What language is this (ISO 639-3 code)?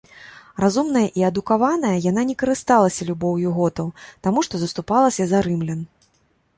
bel